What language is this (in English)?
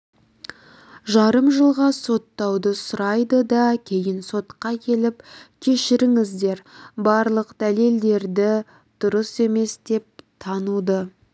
Kazakh